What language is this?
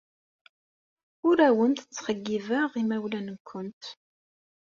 Kabyle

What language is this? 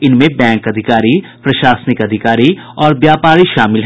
Hindi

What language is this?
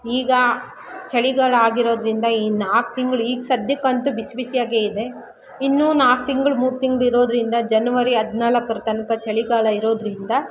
Kannada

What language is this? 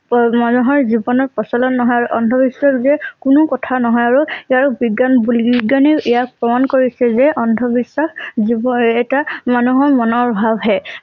Assamese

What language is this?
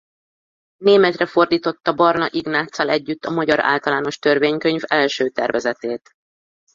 Hungarian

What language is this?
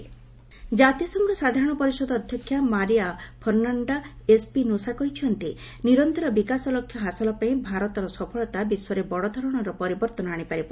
Odia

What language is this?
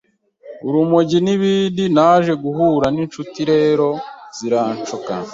Kinyarwanda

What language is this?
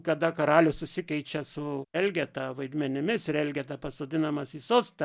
Lithuanian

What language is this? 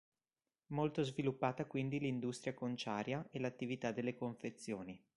Italian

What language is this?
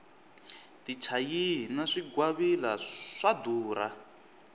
Tsonga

